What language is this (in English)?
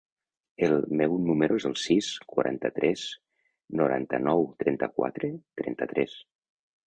Catalan